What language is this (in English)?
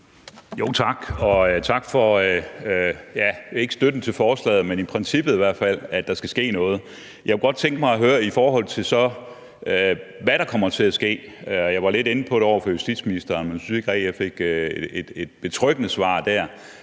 Danish